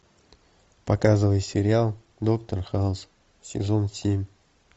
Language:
Russian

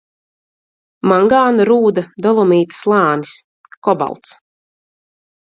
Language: Latvian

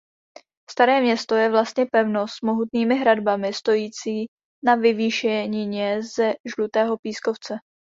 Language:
Czech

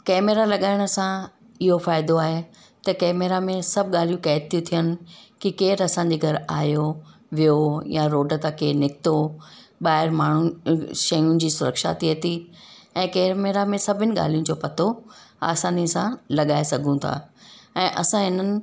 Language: Sindhi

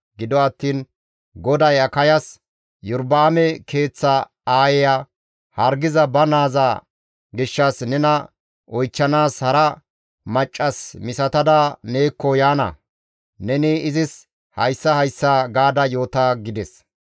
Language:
Gamo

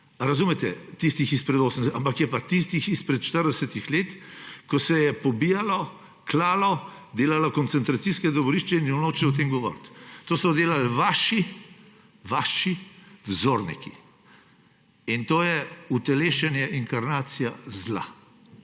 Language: Slovenian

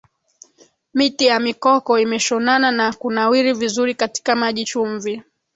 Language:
Swahili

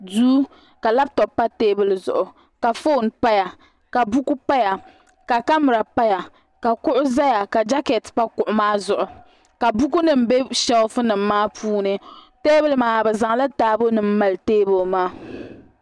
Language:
Dagbani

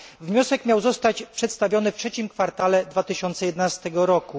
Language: Polish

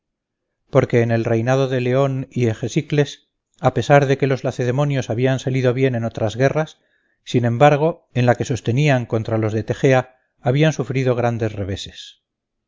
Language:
Spanish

